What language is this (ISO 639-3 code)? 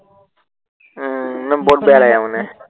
asm